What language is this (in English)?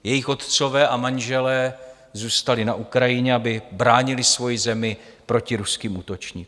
Czech